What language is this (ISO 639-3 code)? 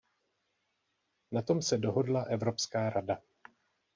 ces